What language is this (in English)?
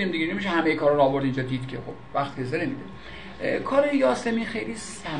Persian